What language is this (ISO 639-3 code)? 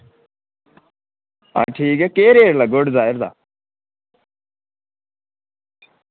doi